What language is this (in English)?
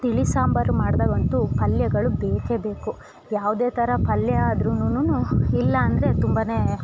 Kannada